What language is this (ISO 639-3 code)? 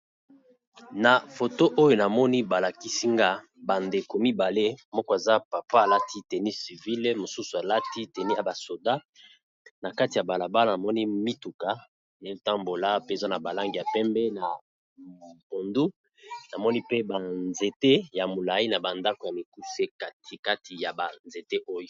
lin